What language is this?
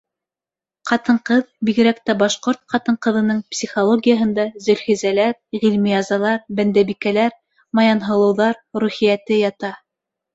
Bashkir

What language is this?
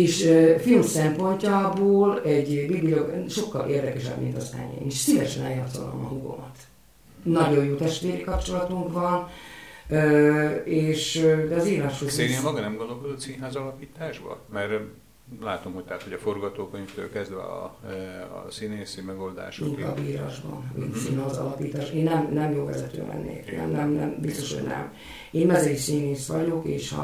Hungarian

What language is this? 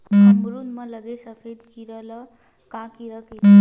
Chhattisgarhi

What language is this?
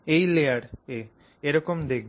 Bangla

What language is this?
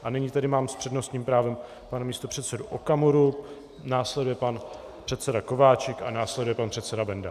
Czech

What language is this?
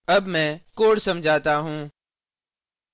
Hindi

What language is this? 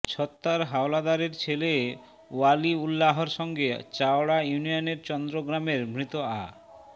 Bangla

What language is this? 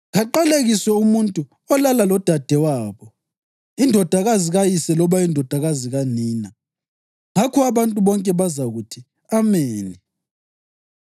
North Ndebele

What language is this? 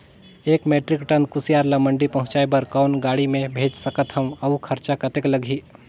Chhattisgarhi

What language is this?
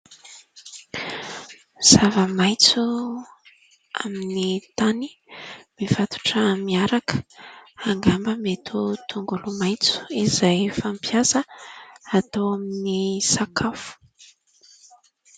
Malagasy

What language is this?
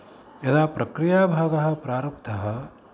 Sanskrit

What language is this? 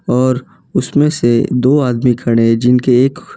Hindi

